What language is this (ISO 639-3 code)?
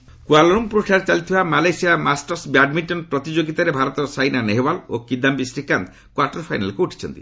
ori